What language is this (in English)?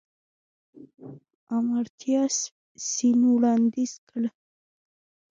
Pashto